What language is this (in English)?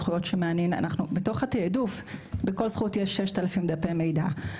Hebrew